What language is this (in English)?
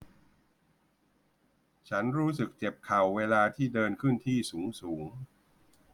Thai